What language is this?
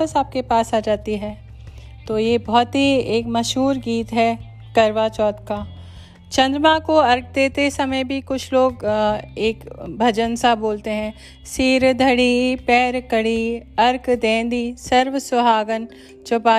Hindi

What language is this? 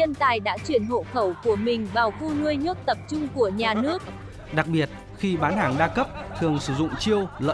Vietnamese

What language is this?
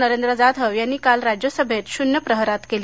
Marathi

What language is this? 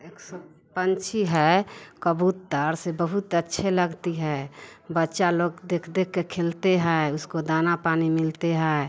Hindi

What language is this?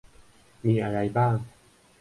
Thai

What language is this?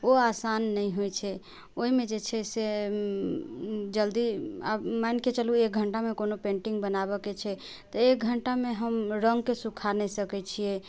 Maithili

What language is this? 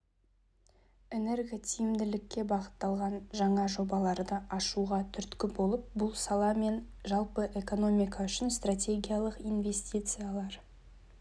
Kazakh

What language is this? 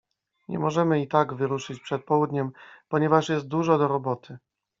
Polish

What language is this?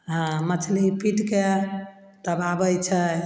Maithili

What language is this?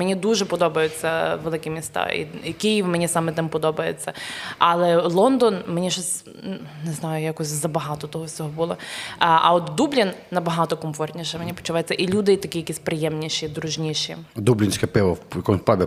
Ukrainian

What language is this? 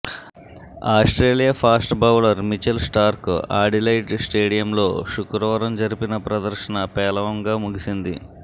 Telugu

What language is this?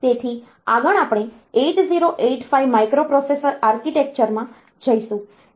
Gujarati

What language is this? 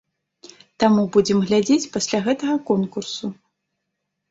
Belarusian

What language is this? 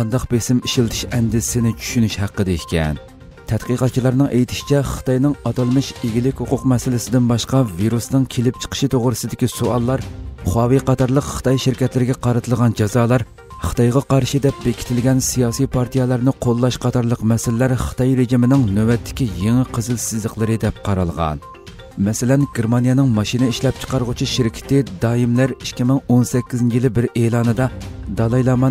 Turkish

